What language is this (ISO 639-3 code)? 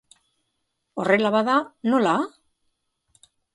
eus